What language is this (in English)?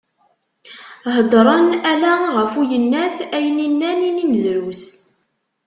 Kabyle